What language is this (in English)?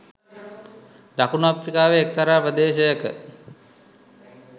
Sinhala